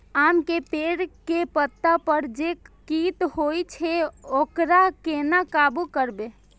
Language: Maithili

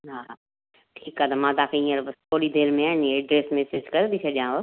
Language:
Sindhi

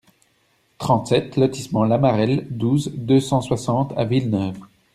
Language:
French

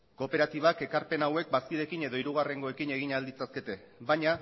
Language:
Basque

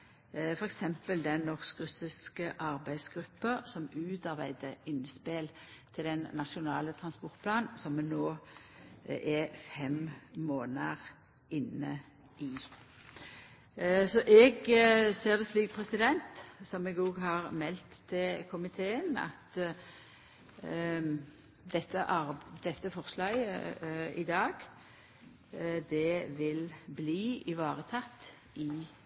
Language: Norwegian Nynorsk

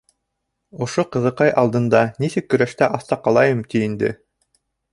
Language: Bashkir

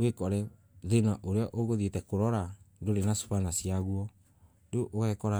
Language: Embu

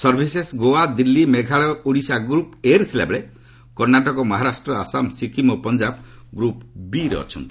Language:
Odia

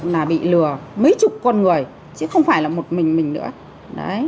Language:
Vietnamese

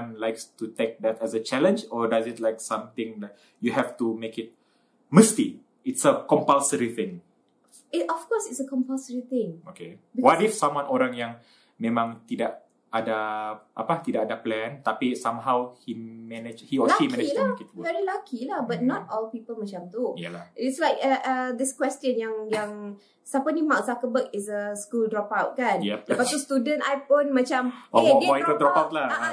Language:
Malay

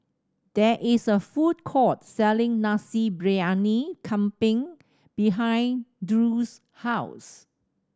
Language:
English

